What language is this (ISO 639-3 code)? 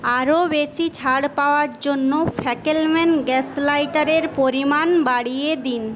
ben